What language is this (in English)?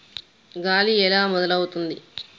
Telugu